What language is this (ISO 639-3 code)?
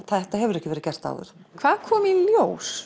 isl